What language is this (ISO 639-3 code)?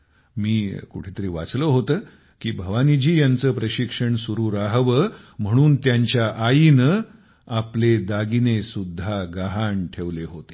mar